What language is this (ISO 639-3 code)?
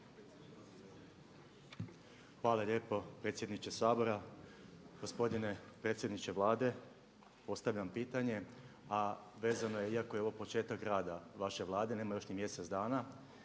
hrv